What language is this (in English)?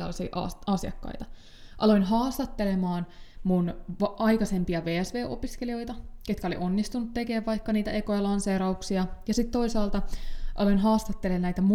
Finnish